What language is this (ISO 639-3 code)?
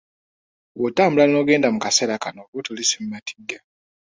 lug